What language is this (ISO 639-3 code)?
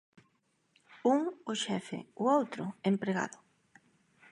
glg